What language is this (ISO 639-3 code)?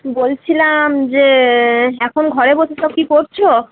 ben